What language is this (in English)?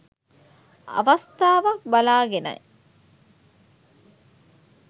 Sinhala